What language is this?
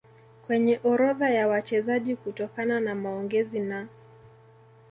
Swahili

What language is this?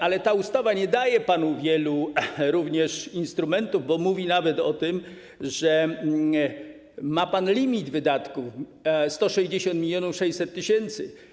Polish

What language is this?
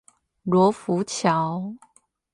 Chinese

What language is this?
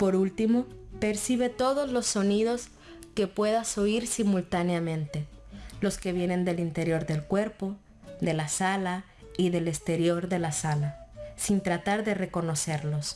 Spanish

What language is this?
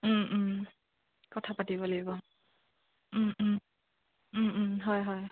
Assamese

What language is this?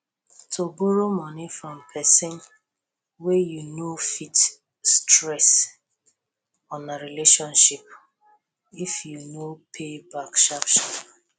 Nigerian Pidgin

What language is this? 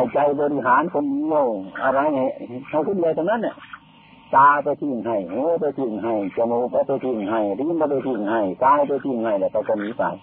Thai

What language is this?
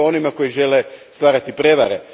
Croatian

